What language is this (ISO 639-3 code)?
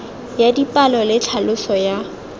tsn